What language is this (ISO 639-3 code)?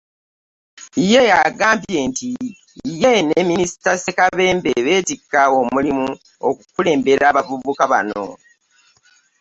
lug